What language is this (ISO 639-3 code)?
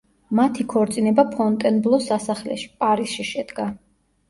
kat